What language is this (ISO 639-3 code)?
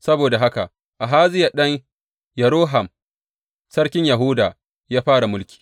hau